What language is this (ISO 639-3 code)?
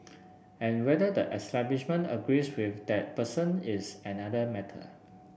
eng